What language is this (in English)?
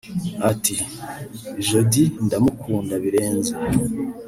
Kinyarwanda